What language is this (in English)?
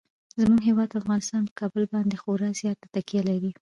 Pashto